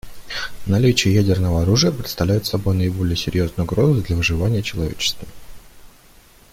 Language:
Russian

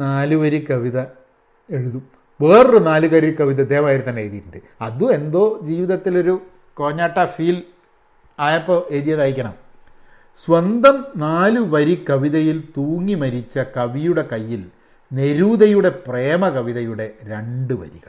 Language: Malayalam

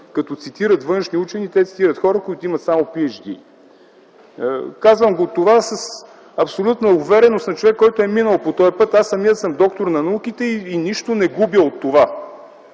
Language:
Bulgarian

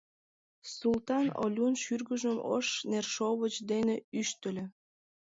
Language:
Mari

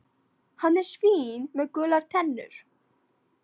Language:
Icelandic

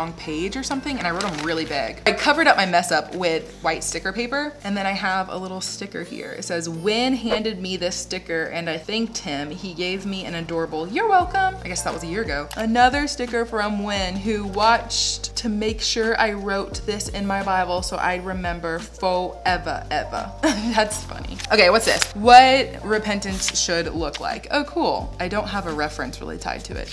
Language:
English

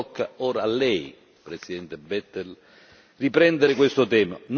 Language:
Italian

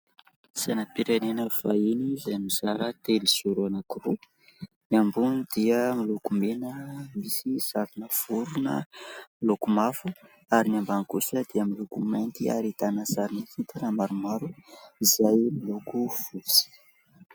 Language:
Malagasy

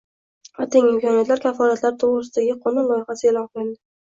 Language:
Uzbek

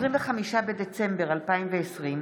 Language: Hebrew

